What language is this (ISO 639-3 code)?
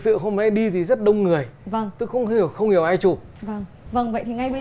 vie